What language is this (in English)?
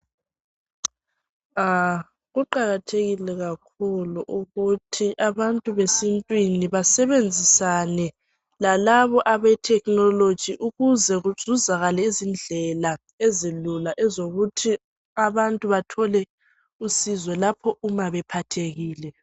North Ndebele